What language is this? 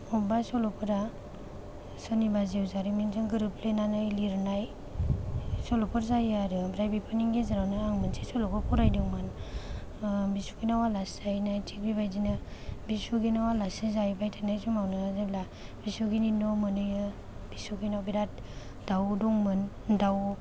Bodo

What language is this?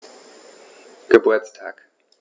German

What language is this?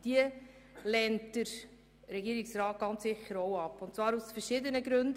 Swiss German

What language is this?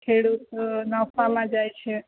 Gujarati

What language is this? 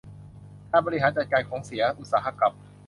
Thai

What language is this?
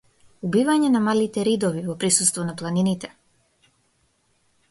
Macedonian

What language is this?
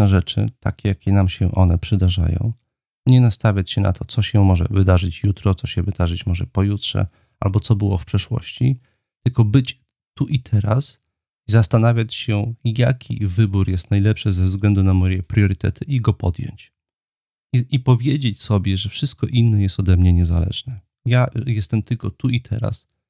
Polish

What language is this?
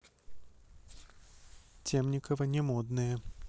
Russian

